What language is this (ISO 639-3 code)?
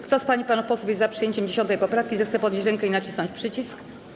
pol